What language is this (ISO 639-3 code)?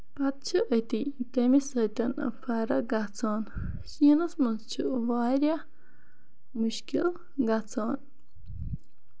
kas